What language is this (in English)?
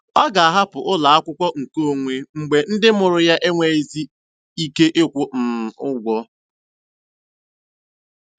Igbo